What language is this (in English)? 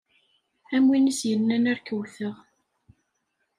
Kabyle